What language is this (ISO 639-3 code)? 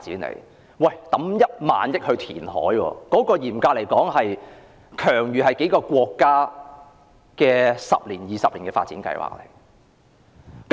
yue